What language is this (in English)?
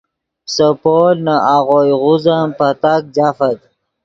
Yidgha